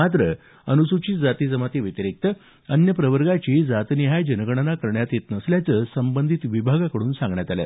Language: Marathi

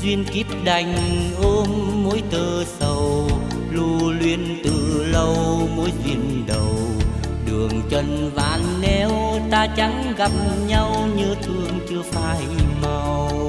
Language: Vietnamese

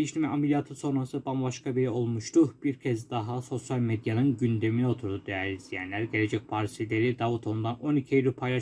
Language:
Turkish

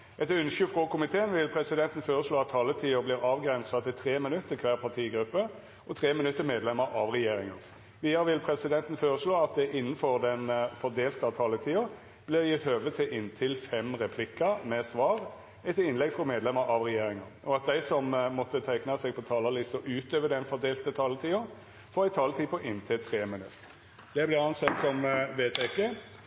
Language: Norwegian Nynorsk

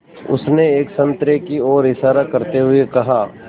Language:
Hindi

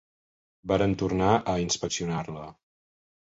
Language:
Catalan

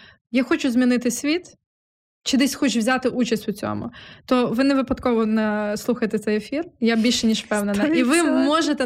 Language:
Ukrainian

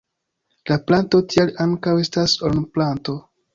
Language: Esperanto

